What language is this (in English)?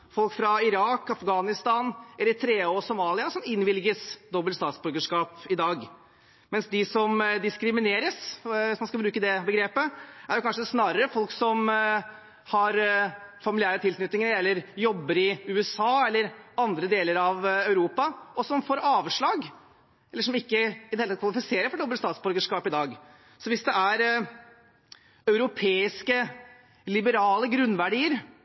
Norwegian Bokmål